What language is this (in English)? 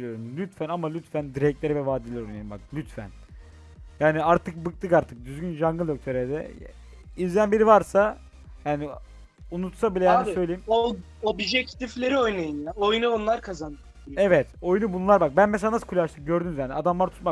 Turkish